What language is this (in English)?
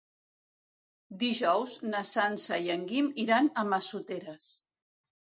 Catalan